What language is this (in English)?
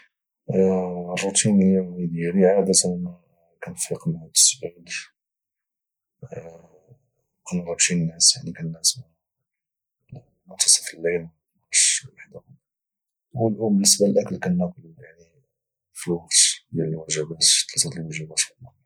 Moroccan Arabic